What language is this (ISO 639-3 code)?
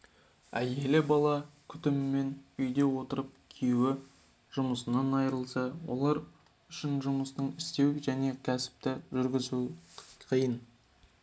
kaz